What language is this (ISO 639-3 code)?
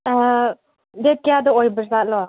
mni